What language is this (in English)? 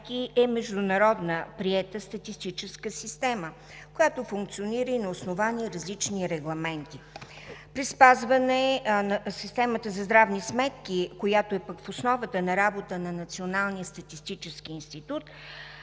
Bulgarian